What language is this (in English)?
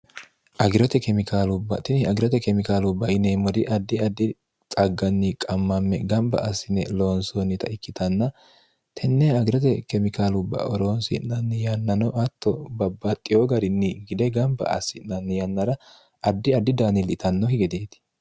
Sidamo